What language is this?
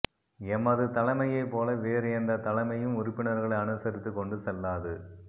Tamil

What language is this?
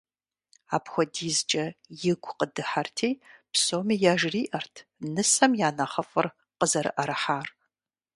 Kabardian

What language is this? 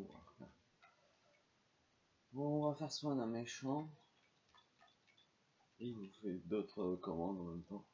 French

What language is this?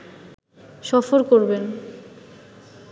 Bangla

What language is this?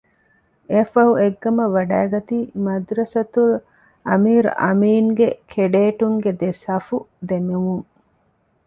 Divehi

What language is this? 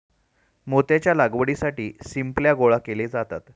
Marathi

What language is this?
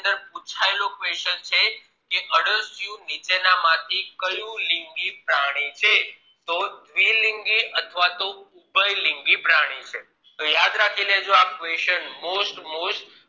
Gujarati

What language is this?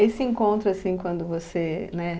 Portuguese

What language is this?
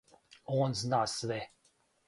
Serbian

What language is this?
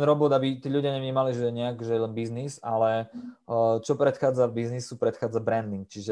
Slovak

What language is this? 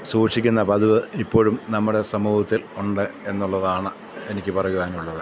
Malayalam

